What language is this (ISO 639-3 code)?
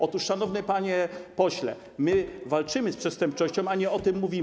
pol